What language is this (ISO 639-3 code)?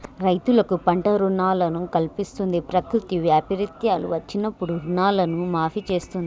tel